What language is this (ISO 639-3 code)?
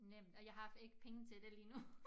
dan